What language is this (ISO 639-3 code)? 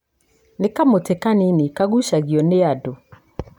kik